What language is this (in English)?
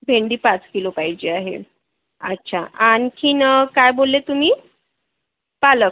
Marathi